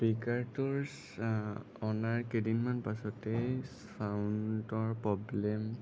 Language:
Assamese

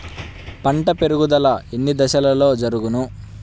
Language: Telugu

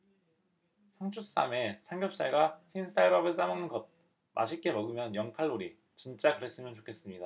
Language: Korean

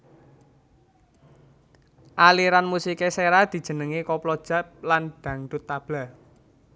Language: Javanese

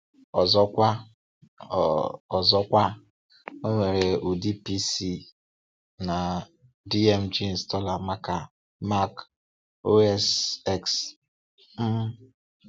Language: Igbo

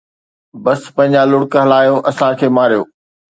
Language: Sindhi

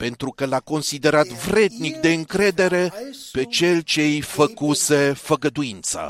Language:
Romanian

